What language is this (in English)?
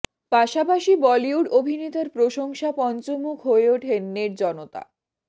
Bangla